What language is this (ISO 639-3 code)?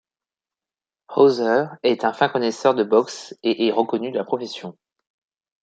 fra